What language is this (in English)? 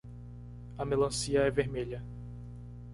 Portuguese